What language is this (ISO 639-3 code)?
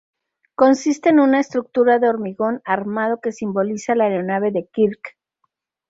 spa